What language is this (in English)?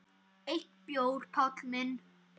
Icelandic